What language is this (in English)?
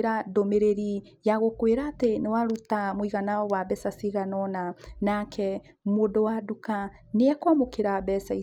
Kikuyu